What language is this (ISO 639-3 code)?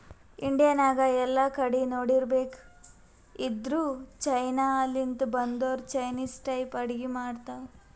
kan